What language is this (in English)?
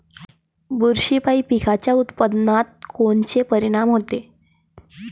Marathi